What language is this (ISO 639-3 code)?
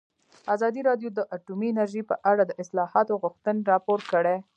pus